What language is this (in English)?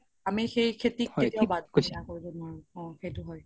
Assamese